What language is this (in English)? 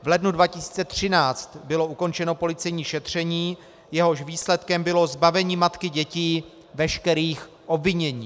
Czech